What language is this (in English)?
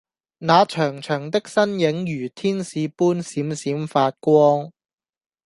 Cantonese